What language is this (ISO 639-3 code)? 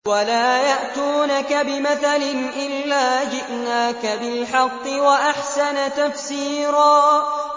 ara